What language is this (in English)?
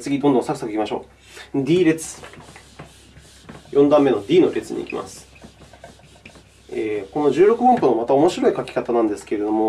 Japanese